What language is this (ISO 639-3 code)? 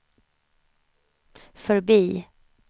swe